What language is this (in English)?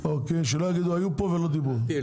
Hebrew